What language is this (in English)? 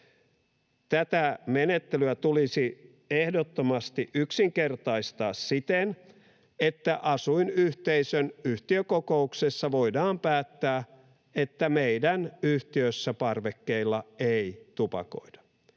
Finnish